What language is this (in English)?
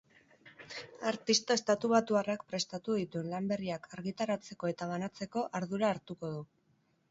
Basque